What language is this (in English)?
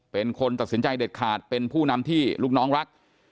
Thai